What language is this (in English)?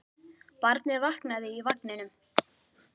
Icelandic